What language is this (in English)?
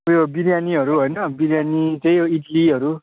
Nepali